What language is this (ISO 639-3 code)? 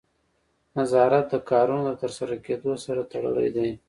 pus